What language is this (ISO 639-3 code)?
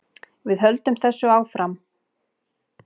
isl